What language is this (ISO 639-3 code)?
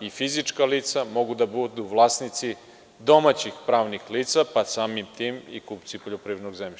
srp